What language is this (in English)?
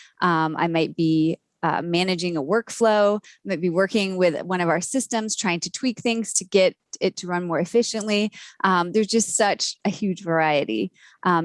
English